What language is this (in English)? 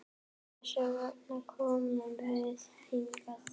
Icelandic